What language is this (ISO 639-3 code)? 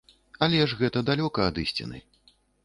bel